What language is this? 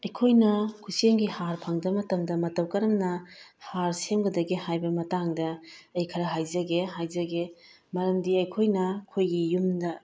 Manipuri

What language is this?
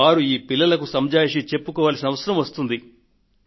Telugu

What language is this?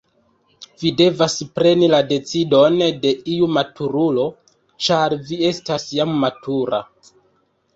Esperanto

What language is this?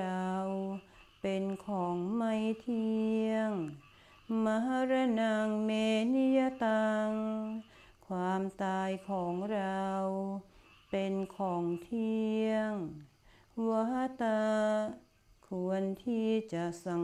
Thai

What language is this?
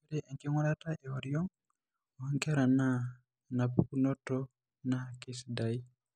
Masai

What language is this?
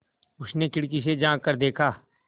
Hindi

